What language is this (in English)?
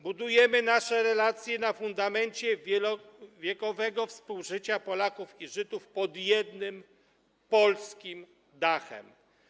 Polish